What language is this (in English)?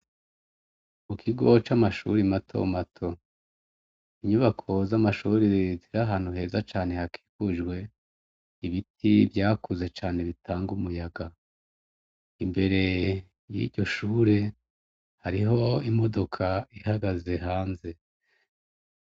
Rundi